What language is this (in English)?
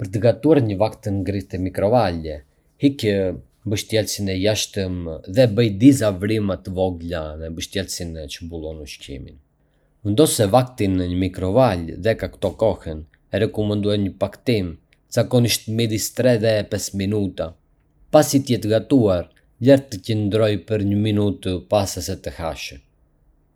Arbëreshë Albanian